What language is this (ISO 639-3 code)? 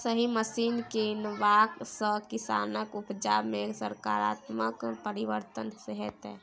mai